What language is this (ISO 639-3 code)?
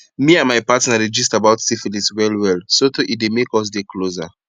pcm